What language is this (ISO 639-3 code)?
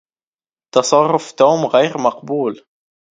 ara